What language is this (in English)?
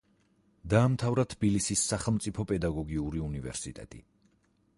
Georgian